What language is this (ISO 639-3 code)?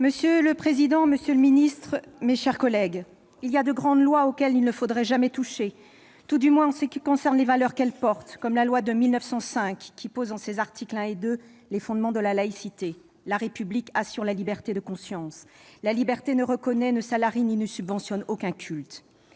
fra